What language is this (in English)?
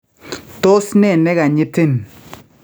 Kalenjin